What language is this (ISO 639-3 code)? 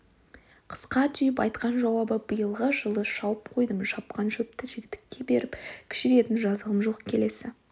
kaz